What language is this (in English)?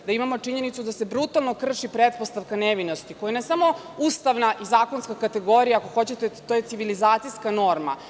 Serbian